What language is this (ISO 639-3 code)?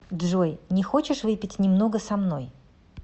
rus